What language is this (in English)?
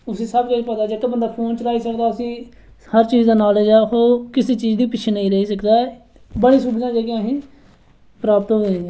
Dogri